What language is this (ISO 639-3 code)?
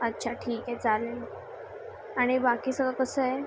mar